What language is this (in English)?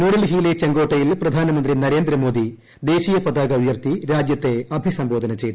Malayalam